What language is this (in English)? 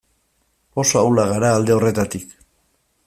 Basque